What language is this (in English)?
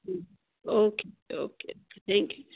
Punjabi